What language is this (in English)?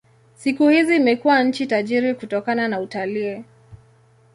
Swahili